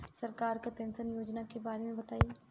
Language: Bhojpuri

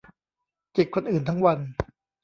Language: Thai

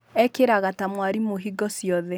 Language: Kikuyu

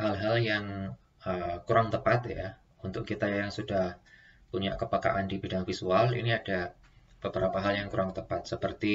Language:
Indonesian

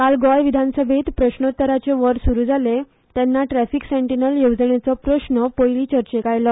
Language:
Konkani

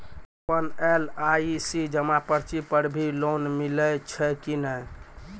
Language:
Maithili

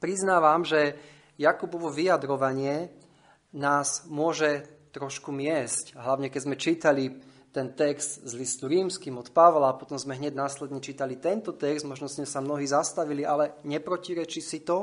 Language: Slovak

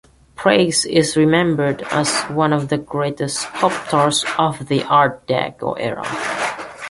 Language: English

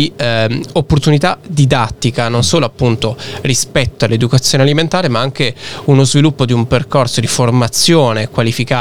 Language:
Italian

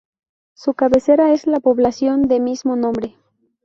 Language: Spanish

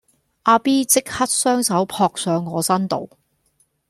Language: Cantonese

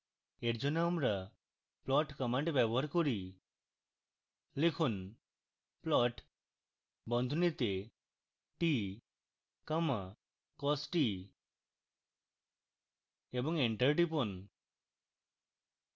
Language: Bangla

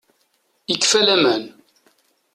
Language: Kabyle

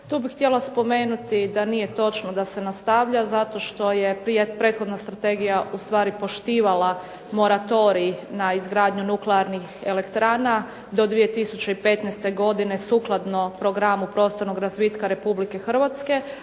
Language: Croatian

